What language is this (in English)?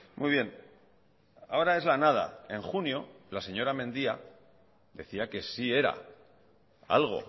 Spanish